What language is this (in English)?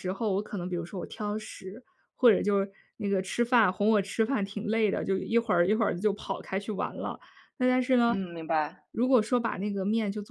Chinese